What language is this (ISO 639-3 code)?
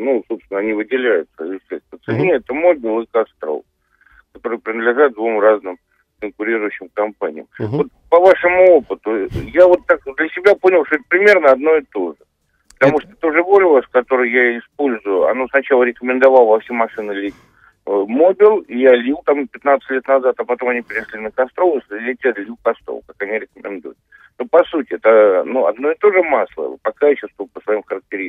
rus